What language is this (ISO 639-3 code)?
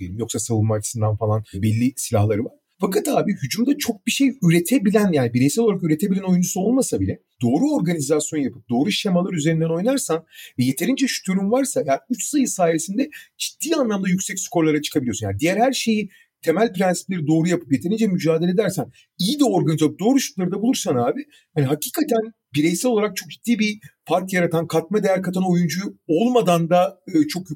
tur